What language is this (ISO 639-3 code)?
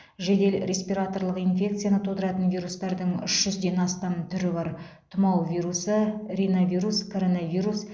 kaz